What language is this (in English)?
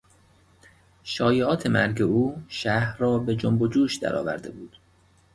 Persian